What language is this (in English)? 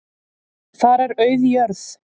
Icelandic